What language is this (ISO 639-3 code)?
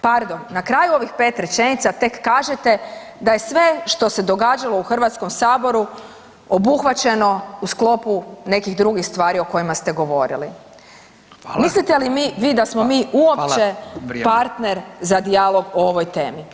hrv